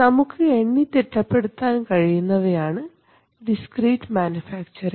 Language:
Malayalam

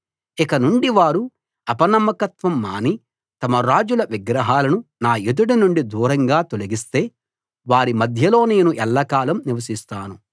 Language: Telugu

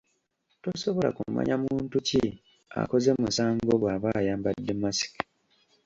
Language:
Ganda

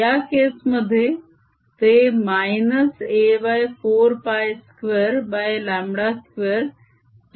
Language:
Marathi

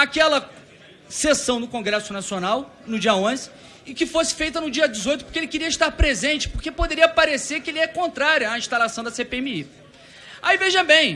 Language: Portuguese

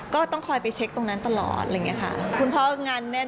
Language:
Thai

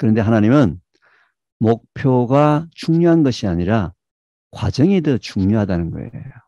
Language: Korean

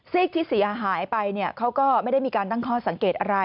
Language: Thai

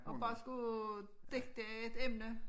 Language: Danish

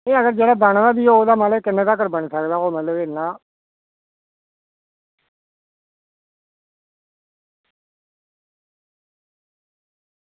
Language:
Dogri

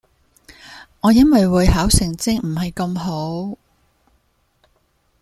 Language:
Cantonese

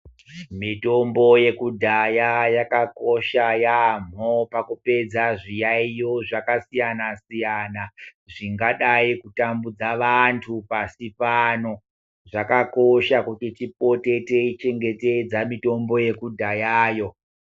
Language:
Ndau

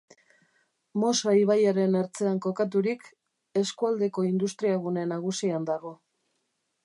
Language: Basque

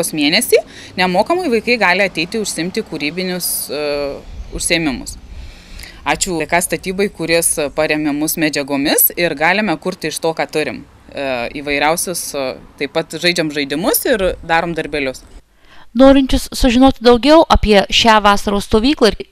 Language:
Lithuanian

